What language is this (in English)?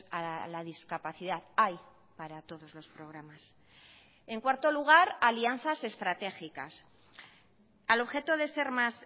Spanish